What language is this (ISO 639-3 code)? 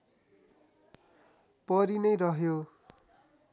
nep